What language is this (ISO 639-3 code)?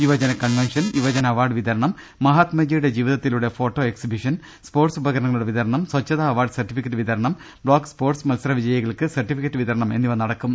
mal